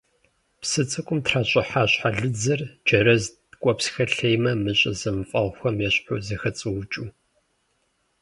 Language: Kabardian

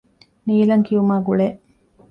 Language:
Divehi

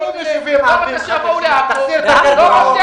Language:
Hebrew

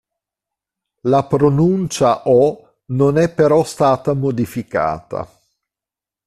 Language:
Italian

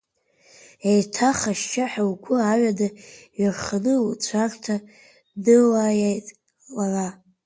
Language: Abkhazian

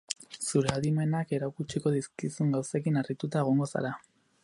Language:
Basque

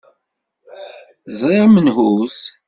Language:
Kabyle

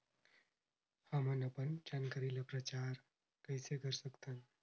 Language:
Chhattisgarhi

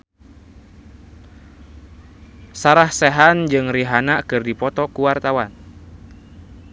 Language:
Sundanese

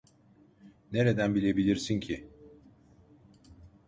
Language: Turkish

